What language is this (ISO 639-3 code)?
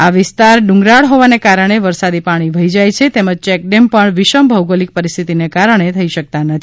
guj